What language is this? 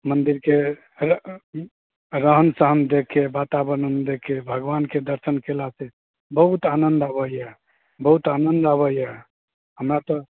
Maithili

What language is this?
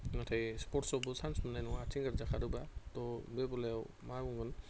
Bodo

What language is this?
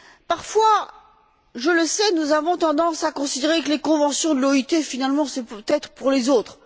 French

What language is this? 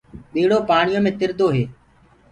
Gurgula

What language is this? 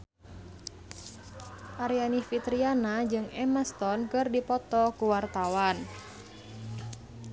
Sundanese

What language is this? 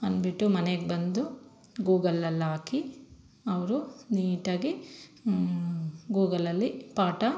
Kannada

